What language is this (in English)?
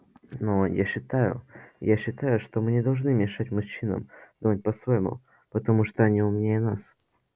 Russian